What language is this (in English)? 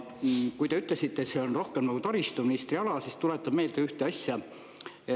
Estonian